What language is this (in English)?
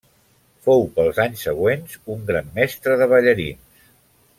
Catalan